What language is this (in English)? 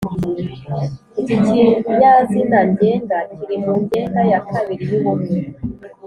Kinyarwanda